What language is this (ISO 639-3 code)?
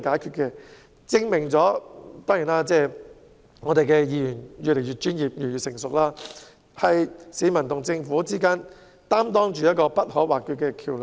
yue